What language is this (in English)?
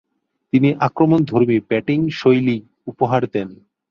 Bangla